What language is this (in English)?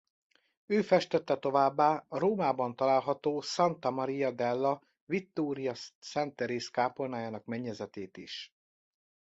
Hungarian